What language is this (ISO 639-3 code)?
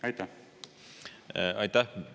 est